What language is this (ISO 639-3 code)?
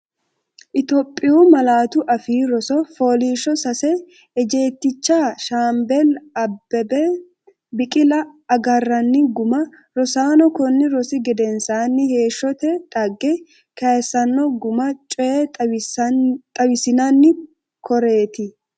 sid